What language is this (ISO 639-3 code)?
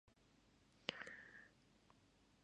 jpn